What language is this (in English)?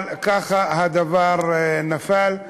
Hebrew